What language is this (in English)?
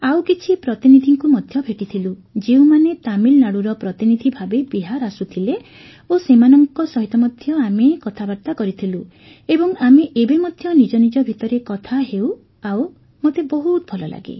Odia